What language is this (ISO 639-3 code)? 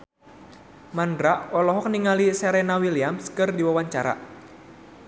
sun